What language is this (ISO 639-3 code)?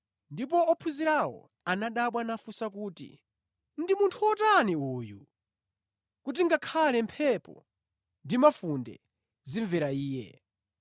nya